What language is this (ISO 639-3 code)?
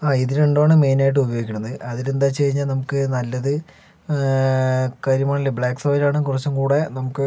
mal